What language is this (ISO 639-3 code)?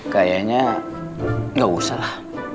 ind